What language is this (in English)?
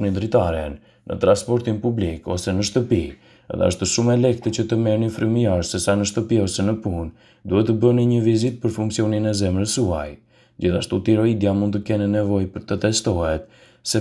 Romanian